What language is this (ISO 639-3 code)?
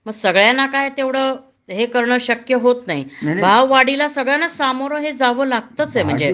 mar